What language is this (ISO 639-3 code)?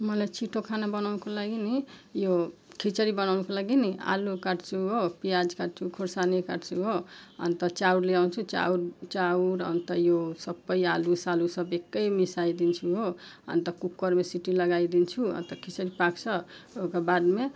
nep